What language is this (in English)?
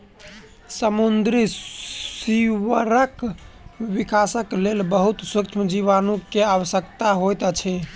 Maithili